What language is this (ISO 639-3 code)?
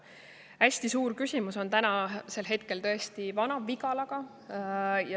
est